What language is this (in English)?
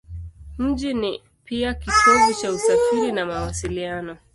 Swahili